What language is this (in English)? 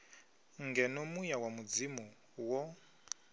Venda